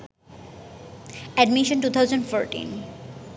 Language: Bangla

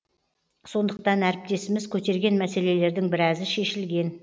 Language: Kazakh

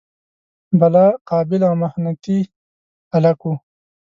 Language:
Pashto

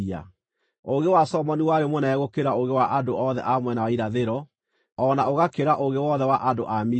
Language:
Kikuyu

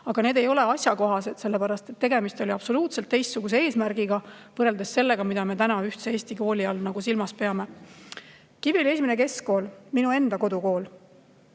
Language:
Estonian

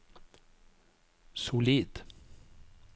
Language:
Norwegian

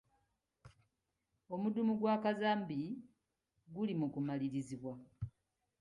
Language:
Ganda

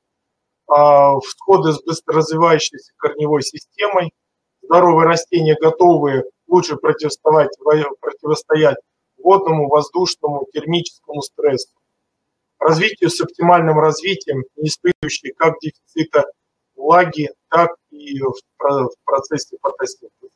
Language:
Russian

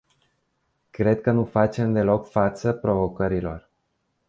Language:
Romanian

